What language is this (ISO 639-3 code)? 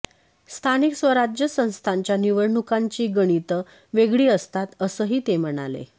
mar